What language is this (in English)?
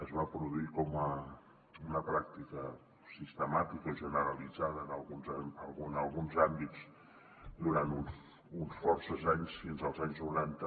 Catalan